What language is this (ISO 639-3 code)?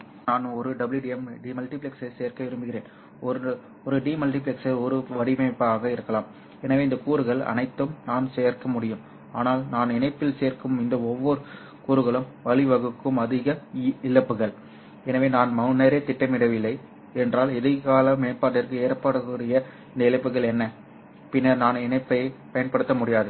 tam